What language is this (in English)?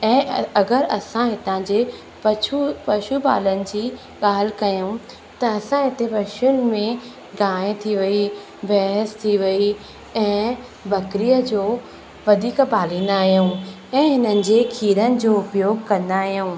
Sindhi